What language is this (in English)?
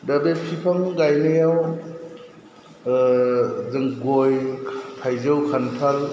Bodo